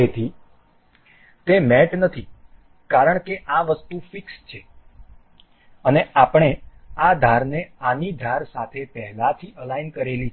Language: Gujarati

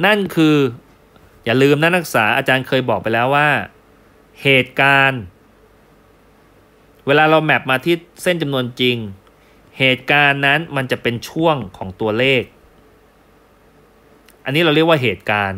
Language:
Thai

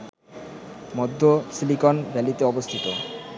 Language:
Bangla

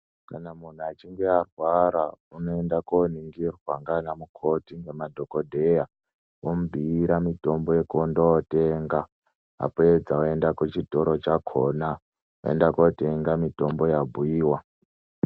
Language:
Ndau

